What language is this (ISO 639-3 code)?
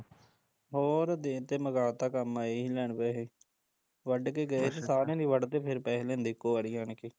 pan